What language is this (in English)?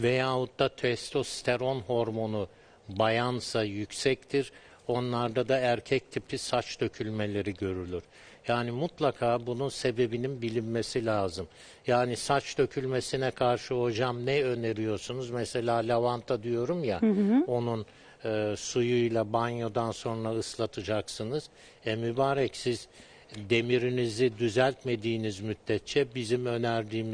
Turkish